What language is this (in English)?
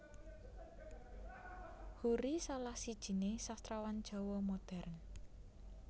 Javanese